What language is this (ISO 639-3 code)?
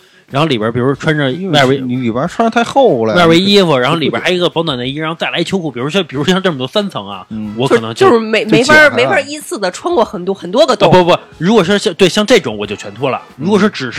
zho